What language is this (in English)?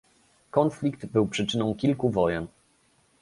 Polish